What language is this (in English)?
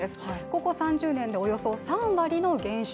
Japanese